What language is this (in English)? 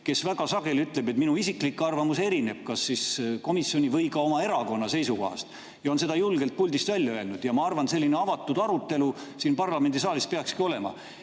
Estonian